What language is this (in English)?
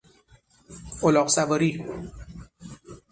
Persian